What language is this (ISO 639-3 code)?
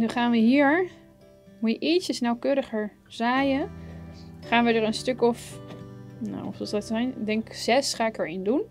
nld